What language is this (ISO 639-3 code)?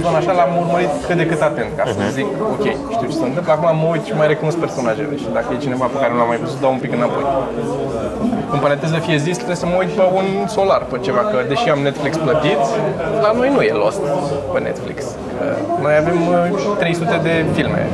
ron